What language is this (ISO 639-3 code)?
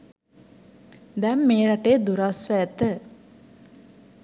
sin